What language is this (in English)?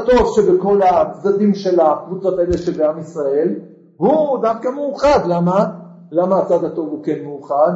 Hebrew